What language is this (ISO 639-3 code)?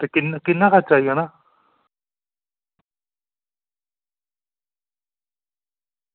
doi